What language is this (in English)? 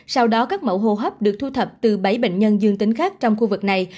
Vietnamese